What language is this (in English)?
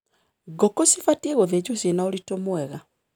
Kikuyu